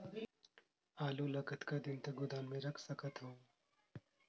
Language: Chhattisgarhi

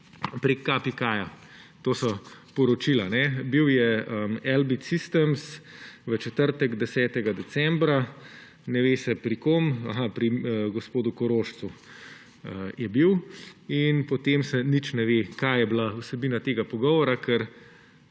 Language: Slovenian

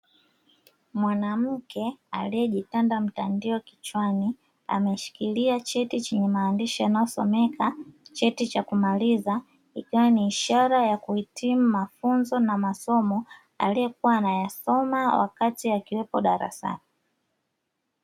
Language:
Swahili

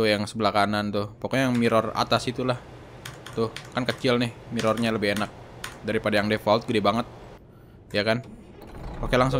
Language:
Indonesian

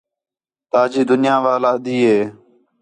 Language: Khetrani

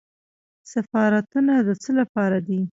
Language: Pashto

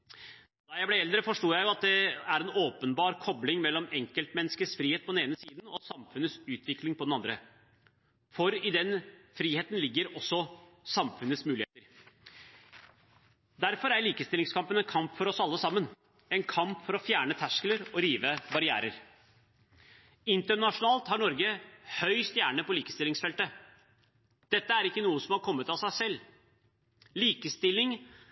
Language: Norwegian Bokmål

